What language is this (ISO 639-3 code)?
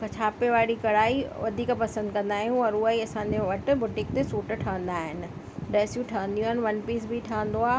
snd